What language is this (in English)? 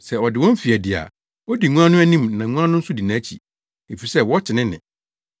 Akan